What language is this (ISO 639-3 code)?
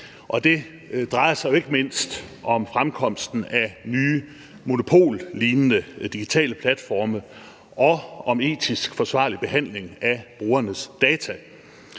dan